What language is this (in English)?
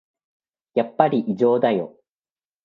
Japanese